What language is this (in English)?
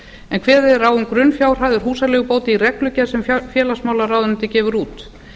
Icelandic